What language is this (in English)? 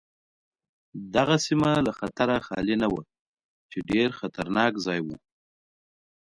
Pashto